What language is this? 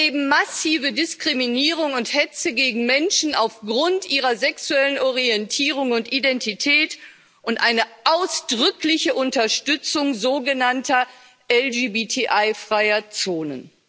German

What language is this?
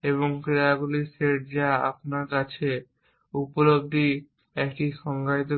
Bangla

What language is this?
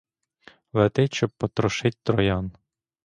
Ukrainian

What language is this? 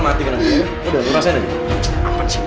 Indonesian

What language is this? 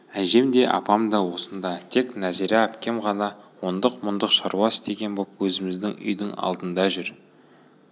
Kazakh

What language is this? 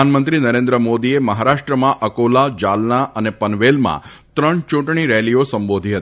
Gujarati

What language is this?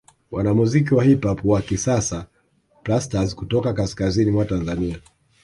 Swahili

